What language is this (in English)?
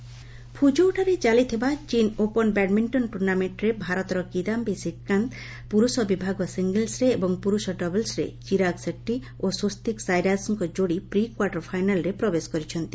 Odia